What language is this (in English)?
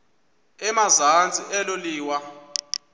Xhosa